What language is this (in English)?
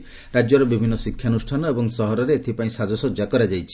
Odia